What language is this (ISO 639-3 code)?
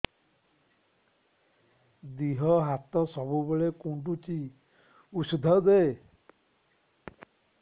ori